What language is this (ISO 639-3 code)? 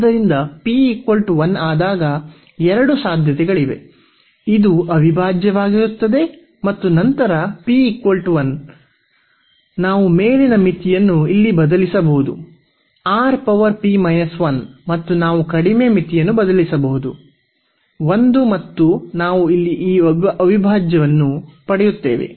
kan